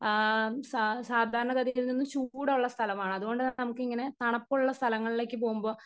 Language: Malayalam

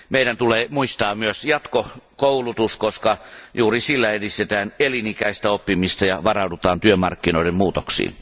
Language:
Finnish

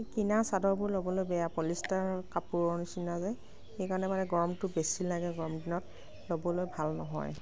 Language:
Assamese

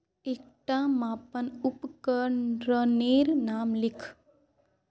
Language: Magahi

